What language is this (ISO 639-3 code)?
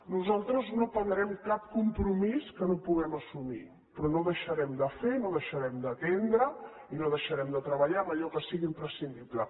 cat